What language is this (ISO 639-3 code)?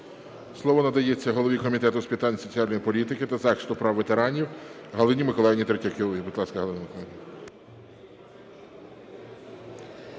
ukr